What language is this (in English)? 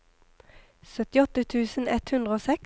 Norwegian